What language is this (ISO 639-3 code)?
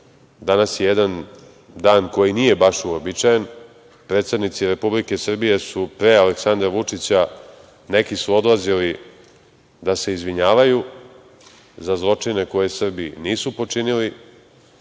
srp